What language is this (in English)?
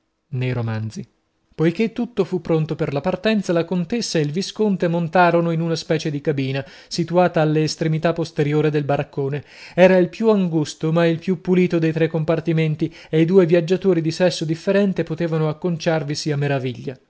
Italian